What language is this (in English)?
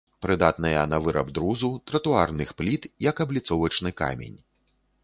Belarusian